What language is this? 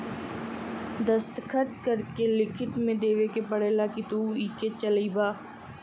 Bhojpuri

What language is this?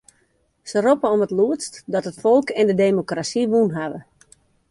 Western Frisian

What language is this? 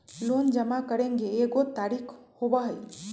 Magahi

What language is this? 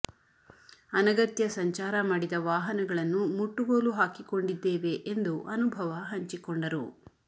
Kannada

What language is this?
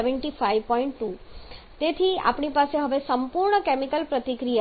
Gujarati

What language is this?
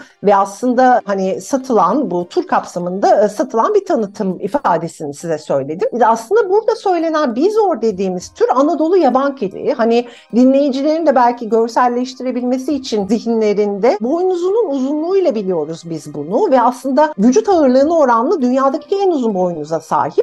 Turkish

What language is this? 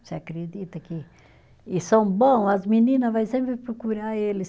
Portuguese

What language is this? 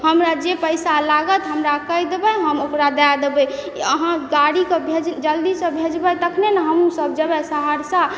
Maithili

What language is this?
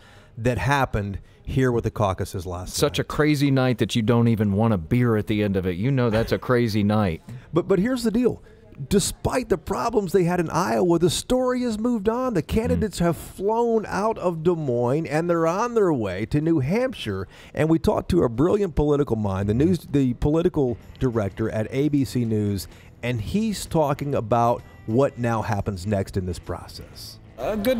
English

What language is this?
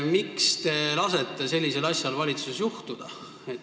Estonian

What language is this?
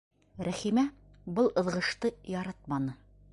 Bashkir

